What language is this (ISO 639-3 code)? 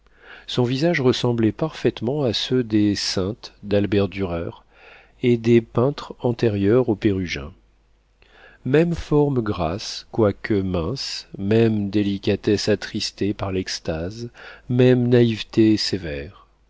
fra